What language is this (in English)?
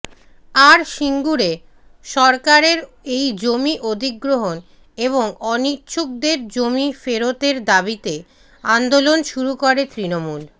Bangla